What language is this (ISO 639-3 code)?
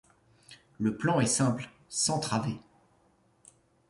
fra